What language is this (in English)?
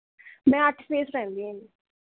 Punjabi